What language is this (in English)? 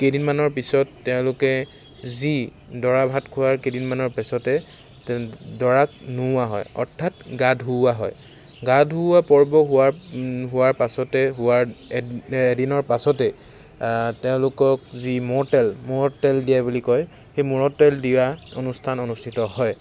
Assamese